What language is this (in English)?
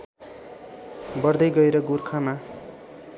Nepali